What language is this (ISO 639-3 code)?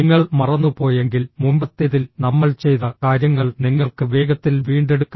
mal